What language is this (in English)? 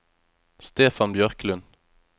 Norwegian